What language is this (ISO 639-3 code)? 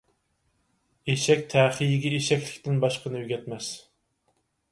uig